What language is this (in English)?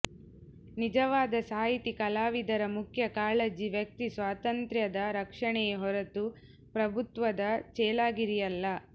Kannada